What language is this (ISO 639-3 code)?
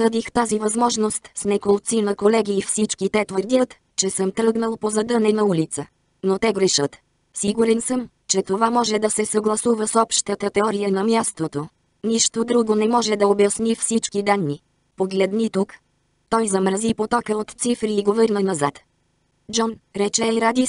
bul